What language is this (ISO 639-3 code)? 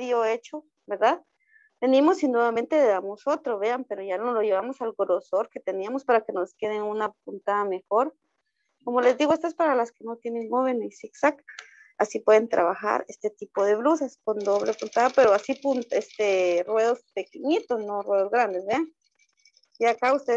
spa